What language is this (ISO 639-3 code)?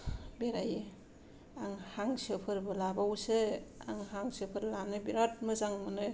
brx